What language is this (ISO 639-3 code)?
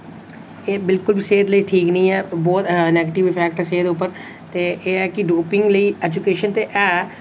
doi